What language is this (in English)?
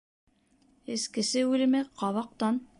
Bashkir